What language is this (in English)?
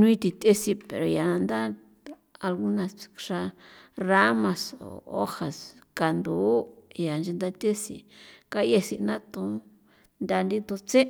San Felipe Otlaltepec Popoloca